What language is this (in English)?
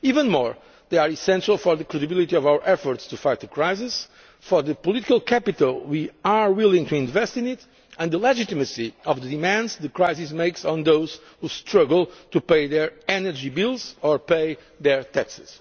English